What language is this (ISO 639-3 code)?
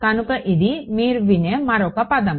tel